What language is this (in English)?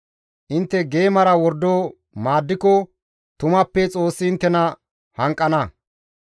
Gamo